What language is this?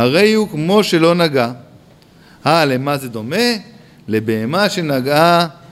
Hebrew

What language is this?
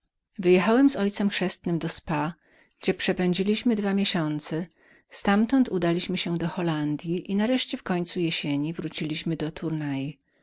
Polish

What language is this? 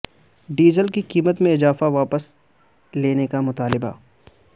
Urdu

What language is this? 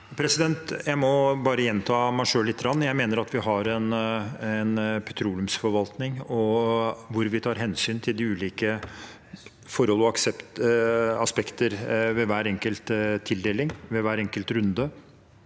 Norwegian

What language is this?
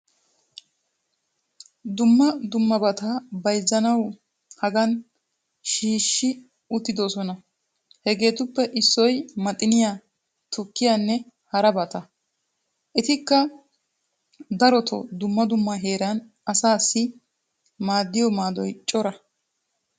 Wolaytta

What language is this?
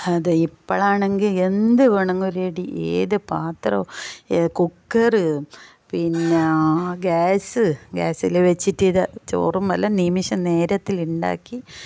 Malayalam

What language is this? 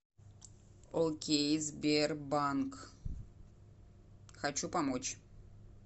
Russian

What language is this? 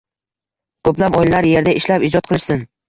Uzbek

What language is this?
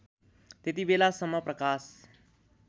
Nepali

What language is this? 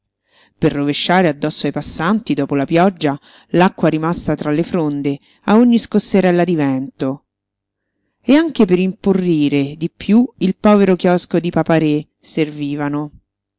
Italian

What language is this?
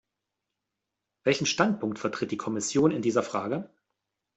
German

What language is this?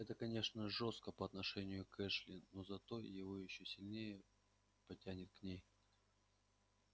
Russian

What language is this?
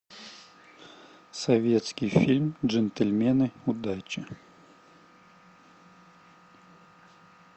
Russian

